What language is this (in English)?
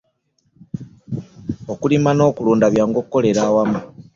Ganda